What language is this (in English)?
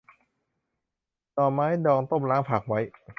Thai